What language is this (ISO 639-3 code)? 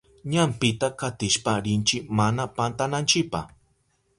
qup